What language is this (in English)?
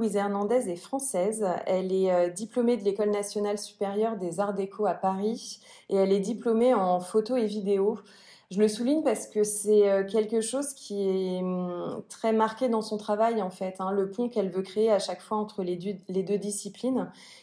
French